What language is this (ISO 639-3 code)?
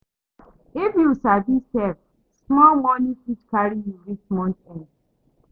pcm